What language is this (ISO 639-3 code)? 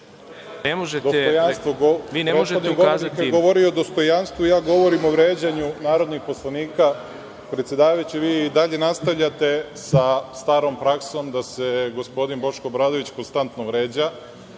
srp